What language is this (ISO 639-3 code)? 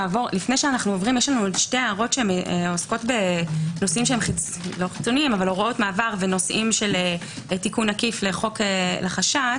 heb